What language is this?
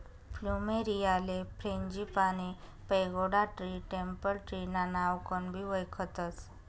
Marathi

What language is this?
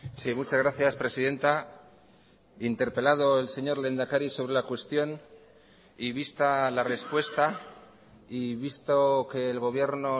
Spanish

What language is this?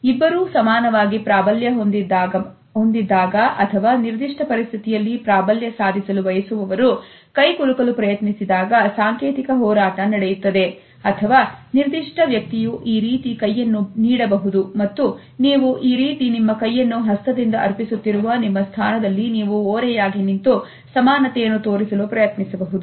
Kannada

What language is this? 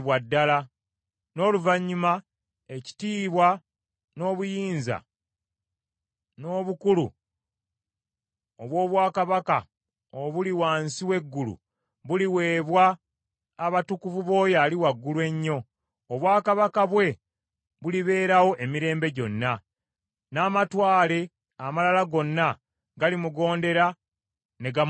Ganda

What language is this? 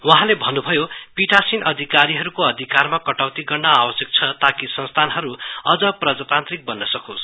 Nepali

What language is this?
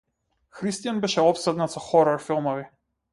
Macedonian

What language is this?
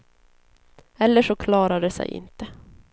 Swedish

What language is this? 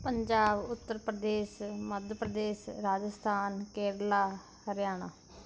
Punjabi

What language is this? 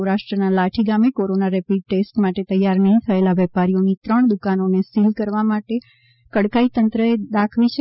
Gujarati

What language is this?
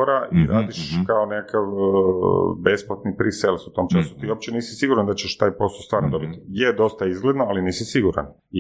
Croatian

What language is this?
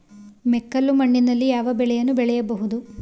Kannada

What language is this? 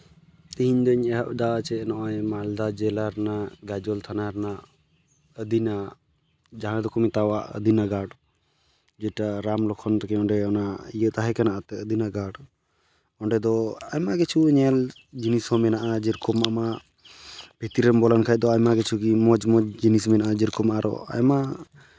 Santali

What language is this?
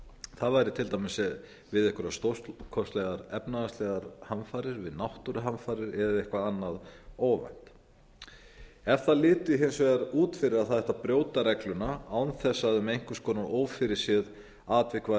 Icelandic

